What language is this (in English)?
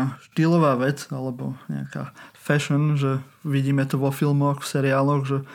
Slovak